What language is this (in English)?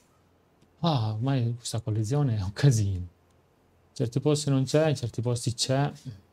Italian